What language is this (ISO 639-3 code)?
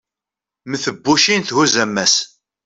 kab